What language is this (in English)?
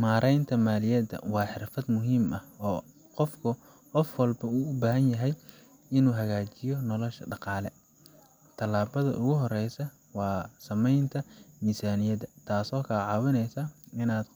Somali